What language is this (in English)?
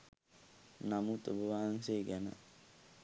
Sinhala